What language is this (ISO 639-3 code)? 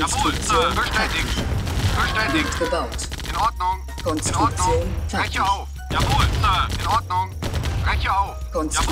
deu